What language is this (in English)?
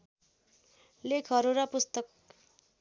Nepali